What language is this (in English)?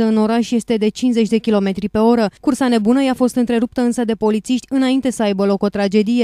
Romanian